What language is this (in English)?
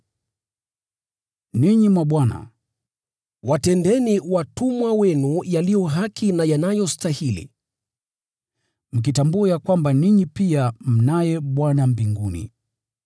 Swahili